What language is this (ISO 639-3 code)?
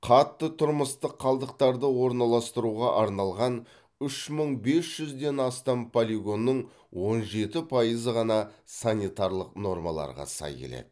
kaz